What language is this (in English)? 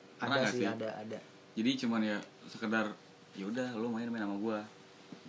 Indonesian